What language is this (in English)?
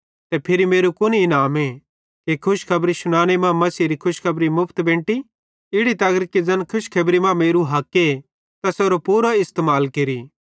Bhadrawahi